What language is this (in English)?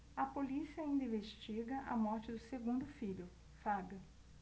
Portuguese